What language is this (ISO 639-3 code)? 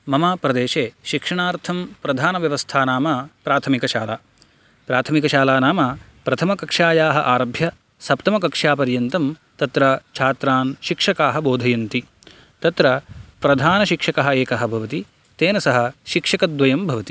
san